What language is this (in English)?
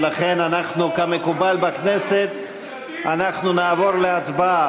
Hebrew